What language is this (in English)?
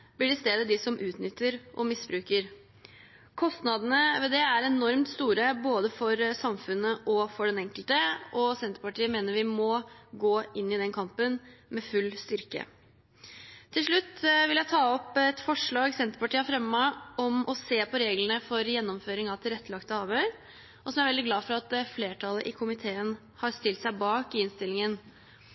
Norwegian Bokmål